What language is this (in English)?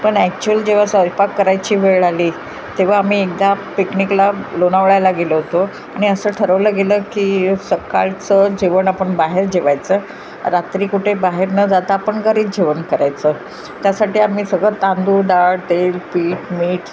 Marathi